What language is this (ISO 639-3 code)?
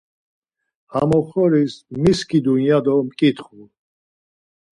lzz